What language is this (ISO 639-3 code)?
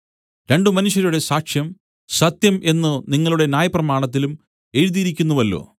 mal